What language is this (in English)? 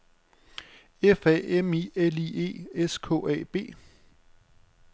Danish